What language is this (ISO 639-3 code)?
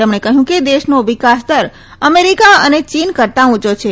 guj